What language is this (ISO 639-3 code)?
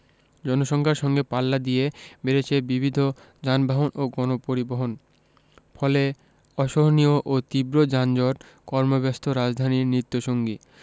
ben